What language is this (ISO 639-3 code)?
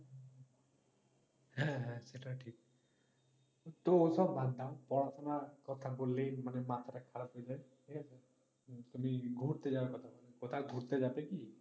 ben